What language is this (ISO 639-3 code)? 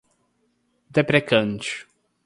por